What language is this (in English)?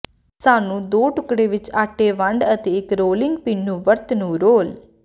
Punjabi